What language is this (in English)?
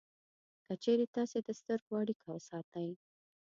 Pashto